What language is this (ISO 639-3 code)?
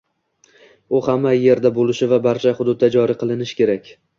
uzb